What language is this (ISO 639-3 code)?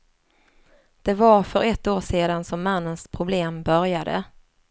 swe